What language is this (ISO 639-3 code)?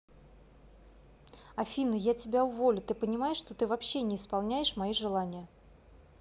rus